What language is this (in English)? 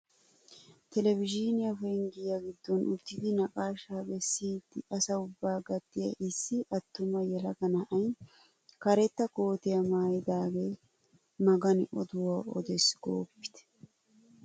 Wolaytta